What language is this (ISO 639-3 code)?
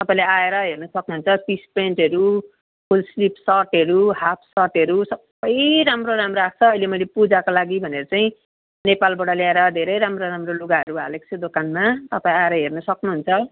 nep